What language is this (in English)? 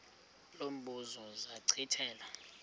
Xhosa